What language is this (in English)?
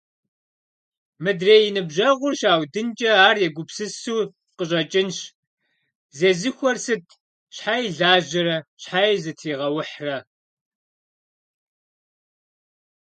Kabardian